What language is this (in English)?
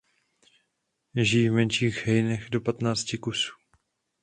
Czech